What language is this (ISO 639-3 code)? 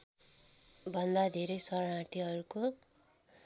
nep